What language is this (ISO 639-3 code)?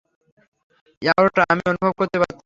ben